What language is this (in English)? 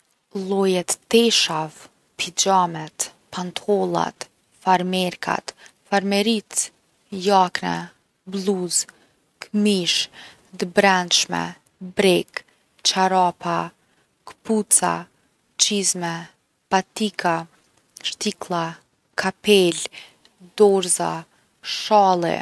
Gheg Albanian